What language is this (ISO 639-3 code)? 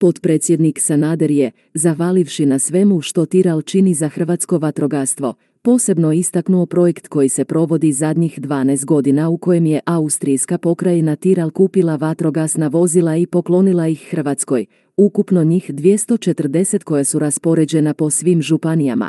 hrv